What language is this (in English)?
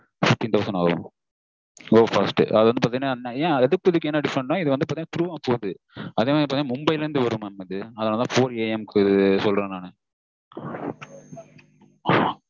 Tamil